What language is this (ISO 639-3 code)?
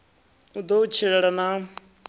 ven